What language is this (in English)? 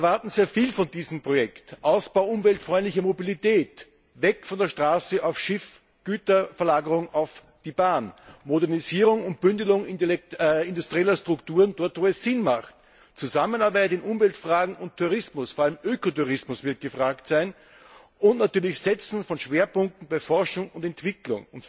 German